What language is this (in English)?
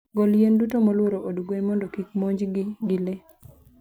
Luo (Kenya and Tanzania)